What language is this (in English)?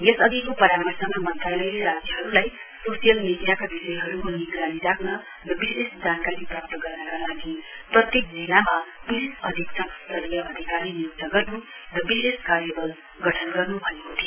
Nepali